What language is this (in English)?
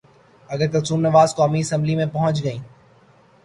Urdu